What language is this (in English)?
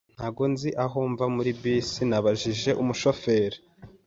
Kinyarwanda